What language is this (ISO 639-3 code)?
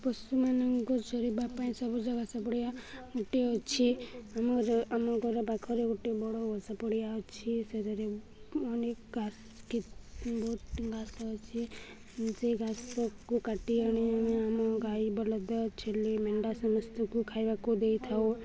ori